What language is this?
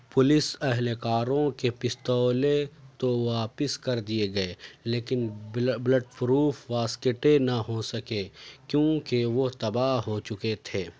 Urdu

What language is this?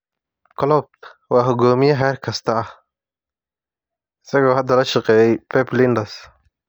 Somali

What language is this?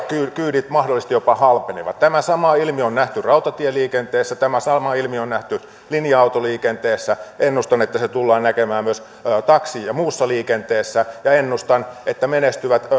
Finnish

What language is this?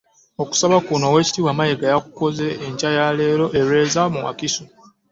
Ganda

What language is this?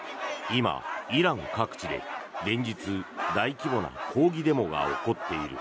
Japanese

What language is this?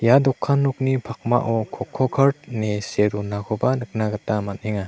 Garo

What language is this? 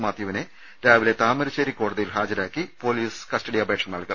Malayalam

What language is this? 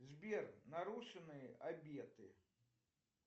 Russian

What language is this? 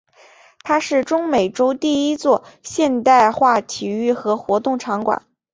Chinese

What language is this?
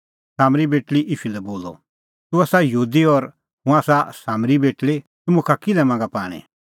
Kullu Pahari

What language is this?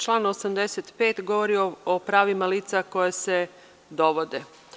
Serbian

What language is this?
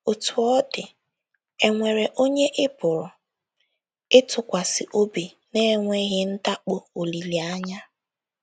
Igbo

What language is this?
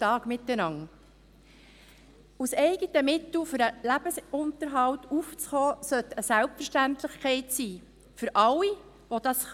Swiss German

